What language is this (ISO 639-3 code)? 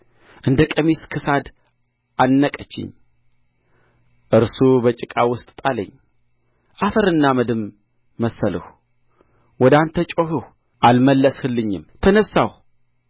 amh